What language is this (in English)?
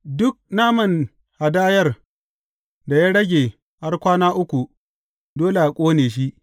Hausa